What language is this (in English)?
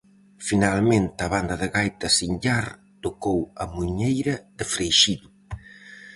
Galician